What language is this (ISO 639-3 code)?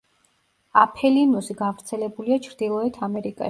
kat